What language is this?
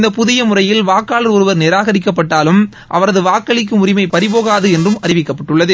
Tamil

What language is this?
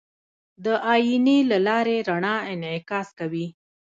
Pashto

